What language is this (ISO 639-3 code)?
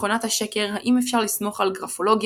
heb